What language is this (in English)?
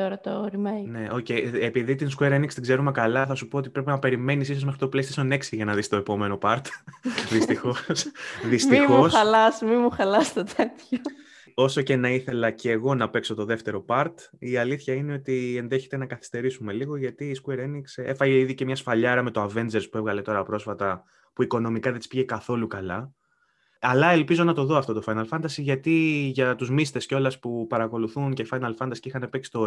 Greek